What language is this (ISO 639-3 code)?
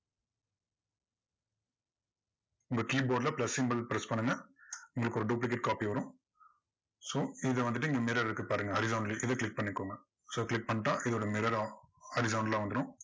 tam